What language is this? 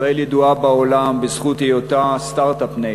Hebrew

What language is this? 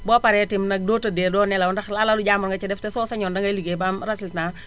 Wolof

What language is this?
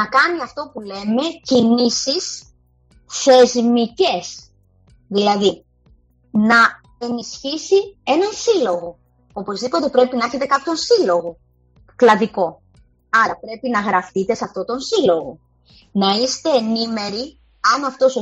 Greek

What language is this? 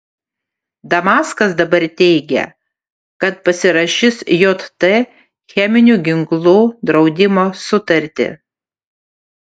Lithuanian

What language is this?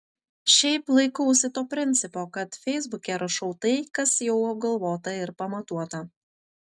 Lithuanian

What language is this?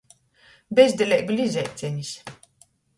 Latgalian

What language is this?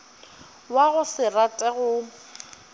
Northern Sotho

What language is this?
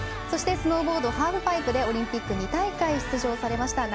Japanese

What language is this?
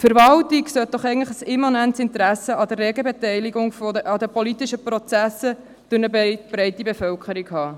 Swiss German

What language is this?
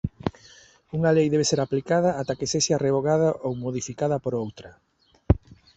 Galician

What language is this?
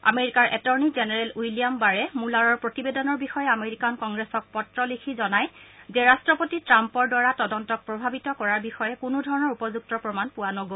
Assamese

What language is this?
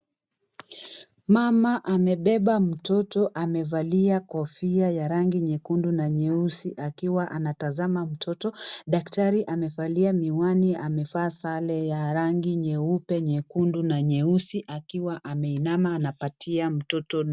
Swahili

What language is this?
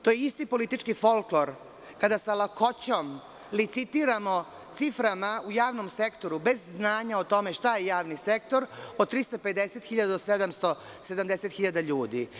Serbian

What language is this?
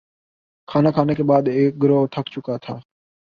Urdu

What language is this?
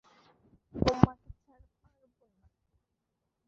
Bangla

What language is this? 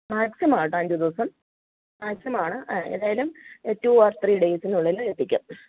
Malayalam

